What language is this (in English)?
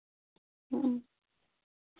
Santali